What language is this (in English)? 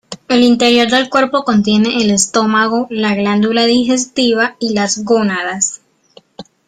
Spanish